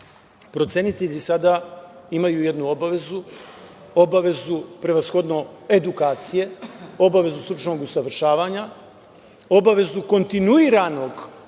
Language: Serbian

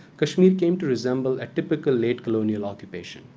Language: English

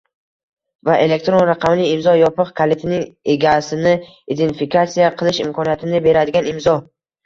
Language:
Uzbek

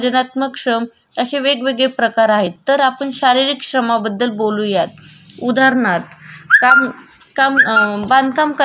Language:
Marathi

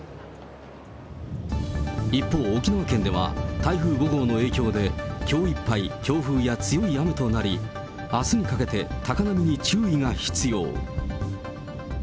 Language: Japanese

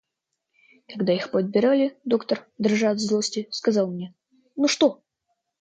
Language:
Russian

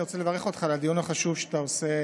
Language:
Hebrew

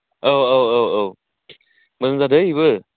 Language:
Bodo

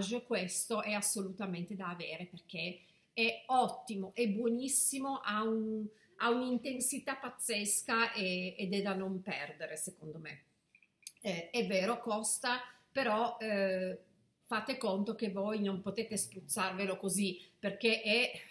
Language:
Italian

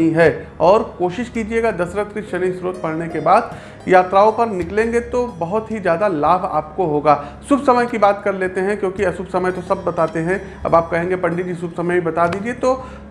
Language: Hindi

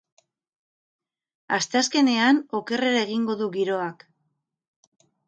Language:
Basque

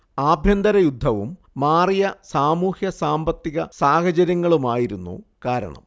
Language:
Malayalam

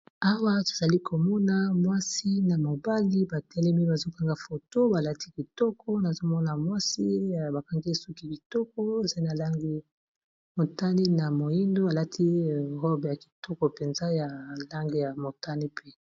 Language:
Lingala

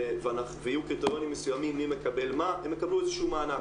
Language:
Hebrew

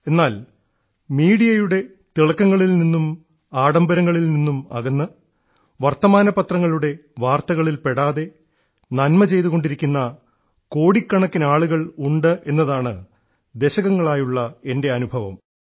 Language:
Malayalam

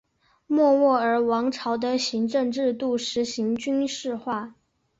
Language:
Chinese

